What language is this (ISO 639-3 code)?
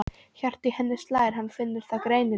isl